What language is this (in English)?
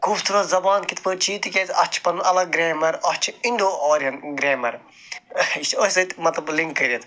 Kashmiri